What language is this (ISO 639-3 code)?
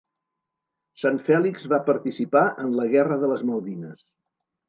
cat